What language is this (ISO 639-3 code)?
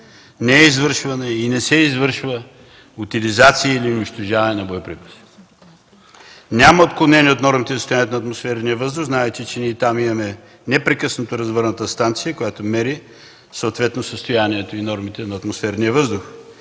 bul